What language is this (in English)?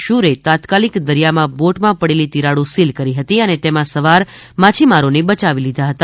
Gujarati